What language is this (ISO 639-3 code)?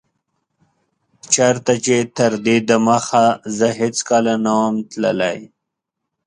pus